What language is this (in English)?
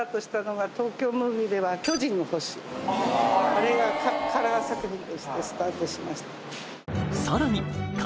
Japanese